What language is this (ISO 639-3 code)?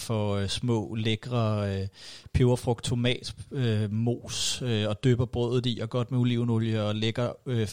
dan